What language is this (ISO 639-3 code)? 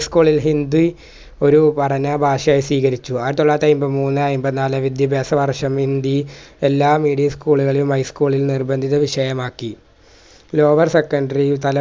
mal